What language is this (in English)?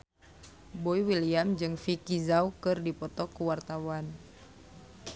Sundanese